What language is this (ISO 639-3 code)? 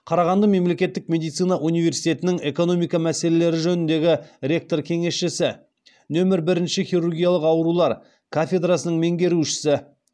kaz